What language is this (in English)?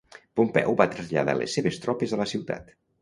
Catalan